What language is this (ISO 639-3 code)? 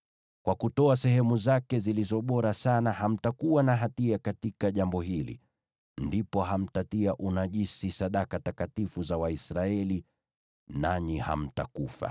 swa